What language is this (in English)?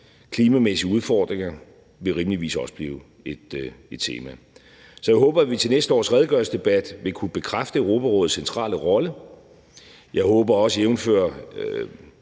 Danish